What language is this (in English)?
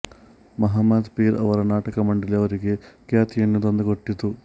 Kannada